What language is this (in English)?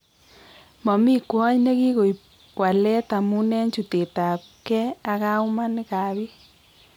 Kalenjin